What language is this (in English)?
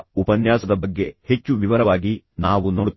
Kannada